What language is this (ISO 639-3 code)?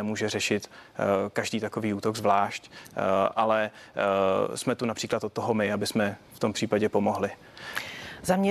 ces